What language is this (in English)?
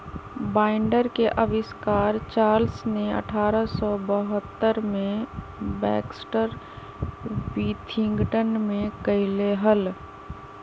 Magahi